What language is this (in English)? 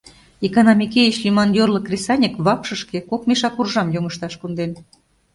Mari